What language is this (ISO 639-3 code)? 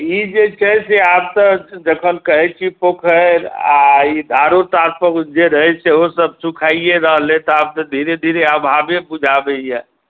mai